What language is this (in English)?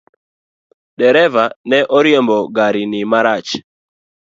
Luo (Kenya and Tanzania)